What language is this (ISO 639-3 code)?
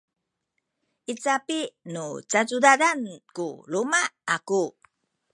szy